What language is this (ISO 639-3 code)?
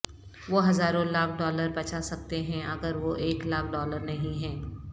urd